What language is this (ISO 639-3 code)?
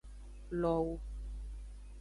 ajg